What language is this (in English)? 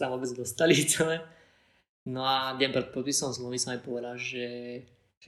Slovak